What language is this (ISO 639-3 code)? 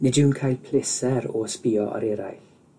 cym